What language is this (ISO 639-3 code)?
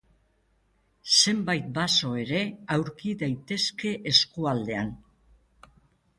eus